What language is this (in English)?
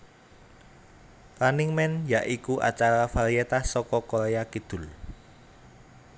Javanese